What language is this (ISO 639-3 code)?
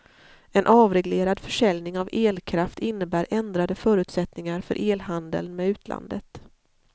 swe